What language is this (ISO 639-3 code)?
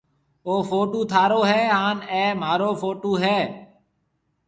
mve